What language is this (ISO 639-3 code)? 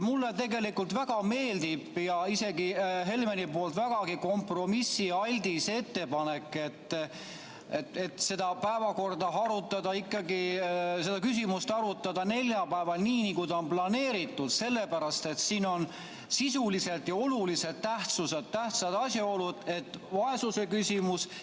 est